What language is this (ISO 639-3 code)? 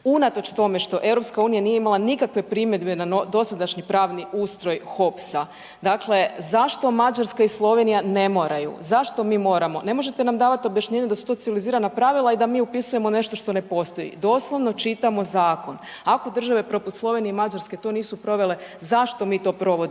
hrv